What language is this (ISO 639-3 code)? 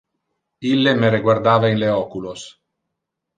ina